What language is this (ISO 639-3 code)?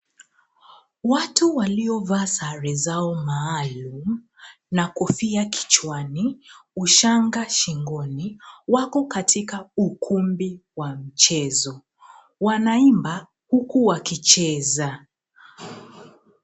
swa